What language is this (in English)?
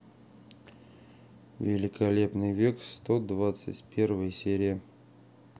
Russian